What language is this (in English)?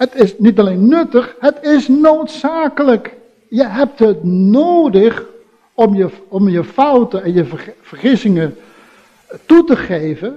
Dutch